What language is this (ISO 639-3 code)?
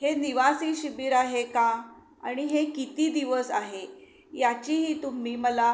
mar